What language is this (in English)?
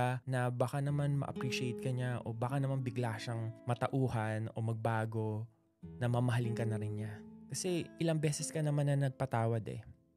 Filipino